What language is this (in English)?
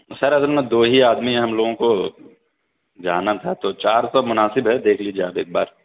Urdu